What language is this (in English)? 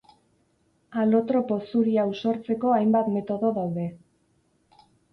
Basque